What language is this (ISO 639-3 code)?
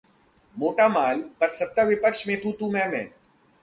hin